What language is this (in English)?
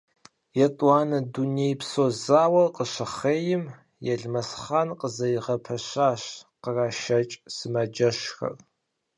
Kabardian